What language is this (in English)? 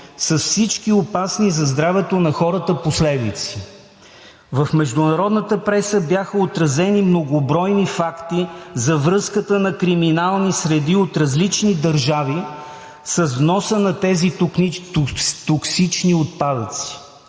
Bulgarian